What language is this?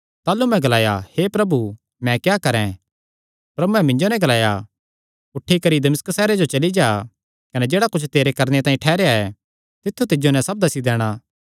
Kangri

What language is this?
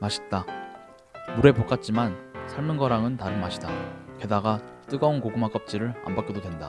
Korean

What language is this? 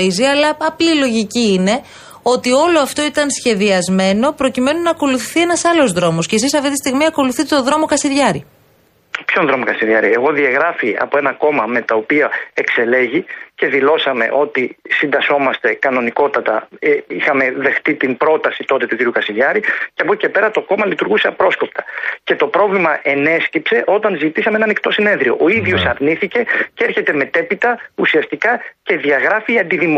Greek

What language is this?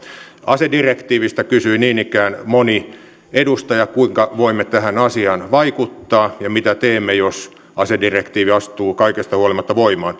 Finnish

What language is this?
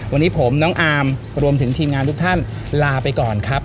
Thai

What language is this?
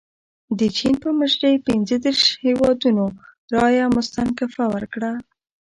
Pashto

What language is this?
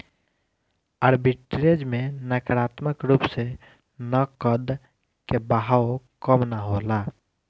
Bhojpuri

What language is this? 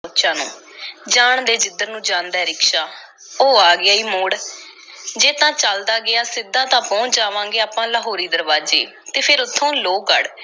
Punjabi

